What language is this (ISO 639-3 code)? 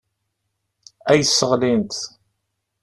kab